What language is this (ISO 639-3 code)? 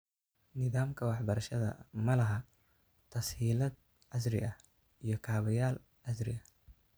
som